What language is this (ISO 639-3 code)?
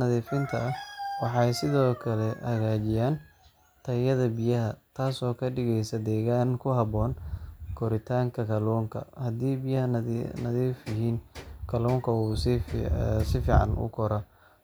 som